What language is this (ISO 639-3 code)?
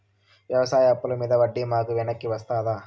tel